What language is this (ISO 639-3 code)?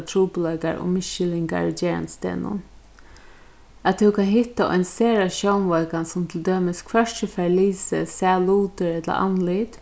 fao